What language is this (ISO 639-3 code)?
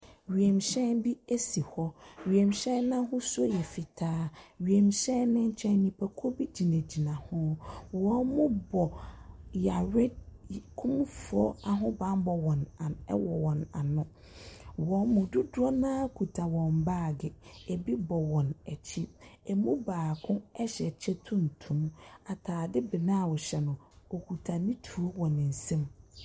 aka